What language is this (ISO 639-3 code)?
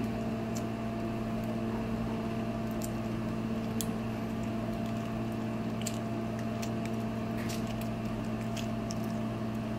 kor